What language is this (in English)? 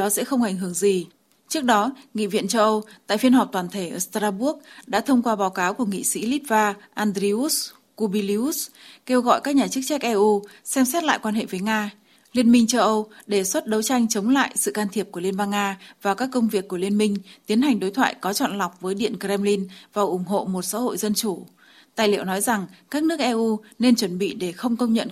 Vietnamese